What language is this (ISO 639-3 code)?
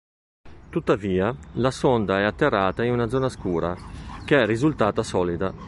ita